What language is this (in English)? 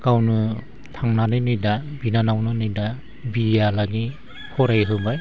Bodo